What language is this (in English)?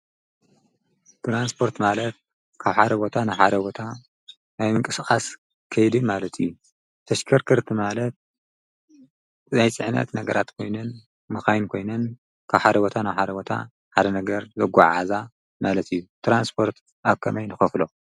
Tigrinya